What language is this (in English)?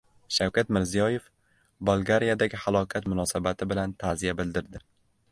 Uzbek